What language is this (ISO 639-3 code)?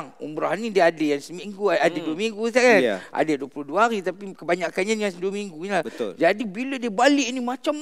msa